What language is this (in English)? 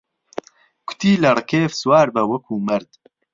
Central Kurdish